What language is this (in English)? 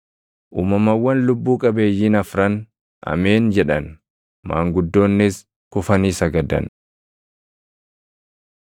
Oromo